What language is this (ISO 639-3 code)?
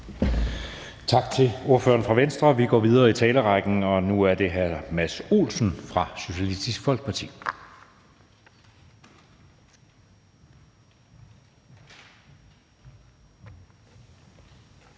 dan